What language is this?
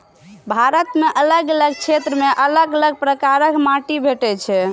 Maithili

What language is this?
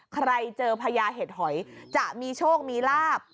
Thai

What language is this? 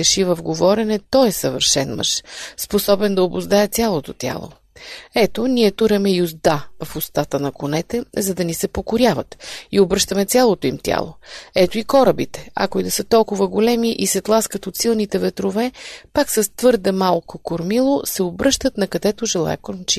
Bulgarian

